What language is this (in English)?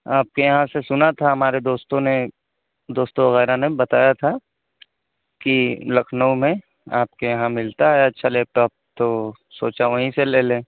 Urdu